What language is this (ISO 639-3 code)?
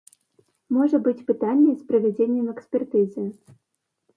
bel